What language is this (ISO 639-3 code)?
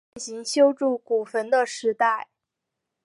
zho